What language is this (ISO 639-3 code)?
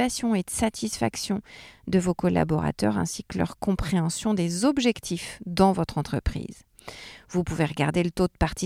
fra